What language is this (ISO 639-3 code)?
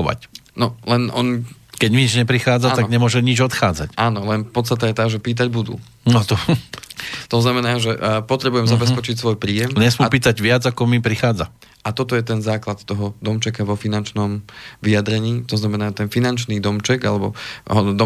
slk